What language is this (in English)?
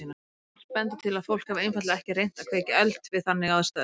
Icelandic